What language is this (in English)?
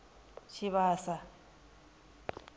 Venda